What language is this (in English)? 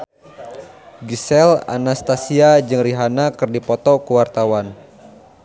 Sundanese